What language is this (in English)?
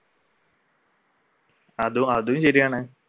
Malayalam